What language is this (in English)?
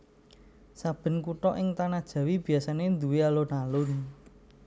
Javanese